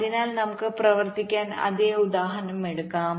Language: Malayalam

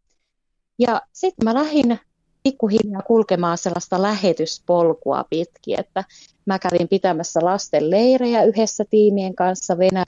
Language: Finnish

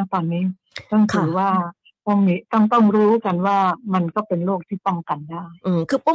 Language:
Thai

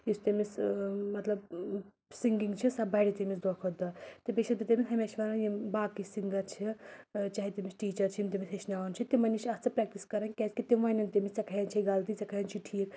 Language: Kashmiri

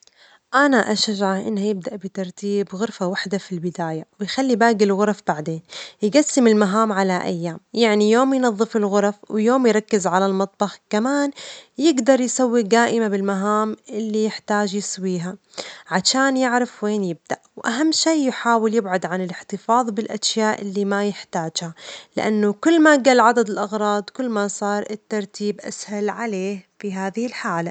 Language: Omani Arabic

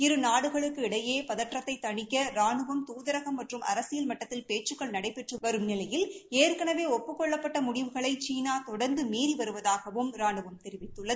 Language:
Tamil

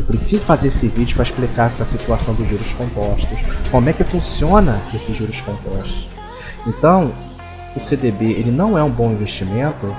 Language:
Portuguese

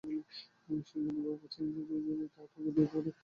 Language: Bangla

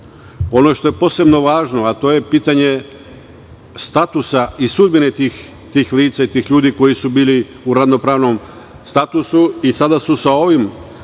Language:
Serbian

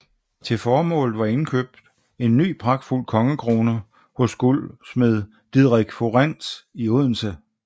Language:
Danish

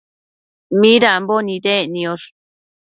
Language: Matsés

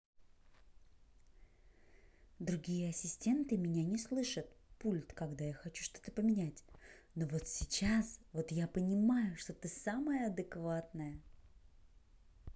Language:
Russian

